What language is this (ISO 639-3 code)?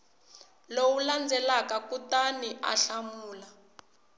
tso